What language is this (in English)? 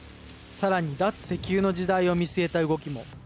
Japanese